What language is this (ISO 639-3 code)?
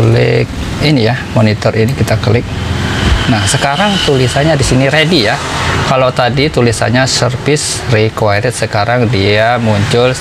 ind